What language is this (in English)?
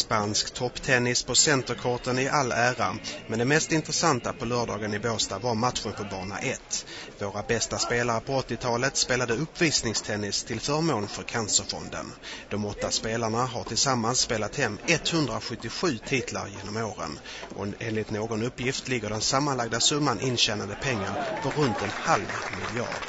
Swedish